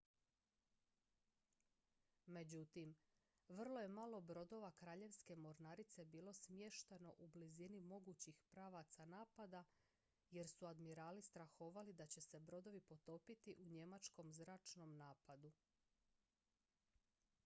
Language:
Croatian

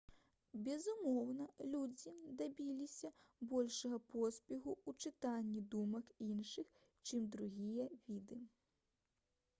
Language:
Belarusian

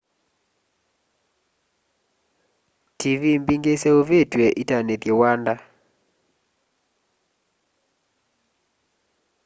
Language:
Kamba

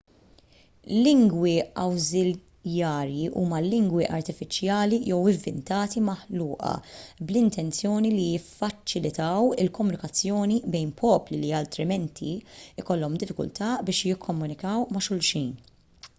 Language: Maltese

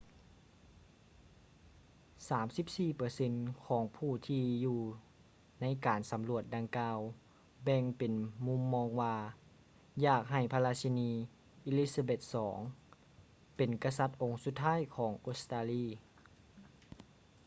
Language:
Lao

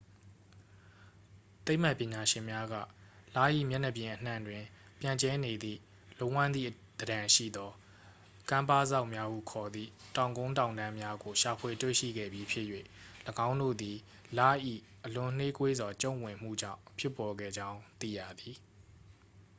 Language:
Burmese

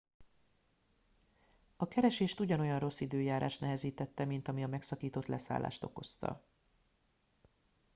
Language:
Hungarian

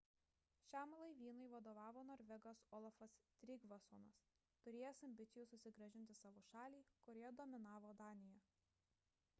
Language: Lithuanian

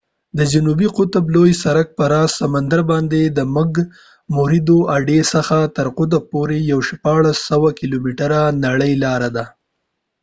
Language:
Pashto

